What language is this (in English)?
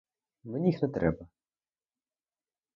Ukrainian